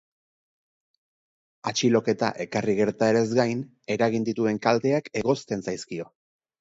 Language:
Basque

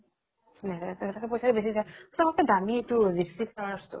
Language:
Assamese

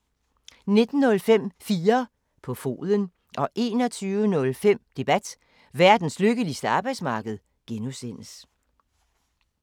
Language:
Danish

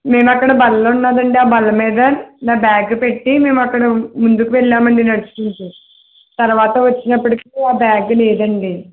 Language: Telugu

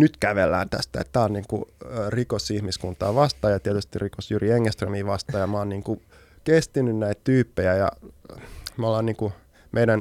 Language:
Finnish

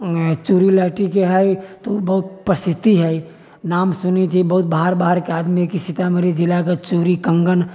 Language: Maithili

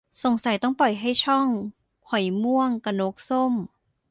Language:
Thai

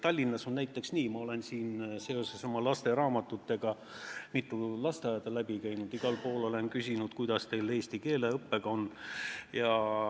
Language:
Estonian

